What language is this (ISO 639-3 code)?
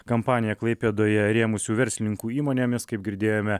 lit